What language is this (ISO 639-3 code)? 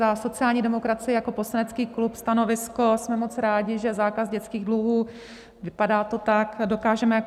ces